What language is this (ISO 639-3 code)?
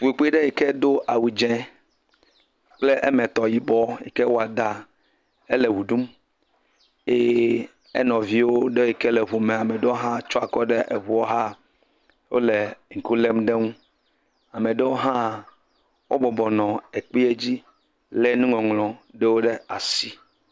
ewe